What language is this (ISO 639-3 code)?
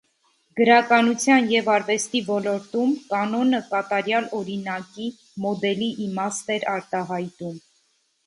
hye